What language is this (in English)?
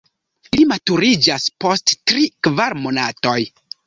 Esperanto